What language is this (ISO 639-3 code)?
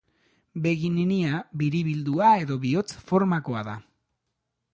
eus